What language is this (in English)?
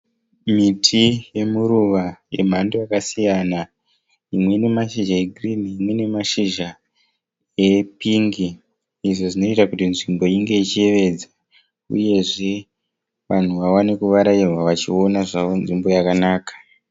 Shona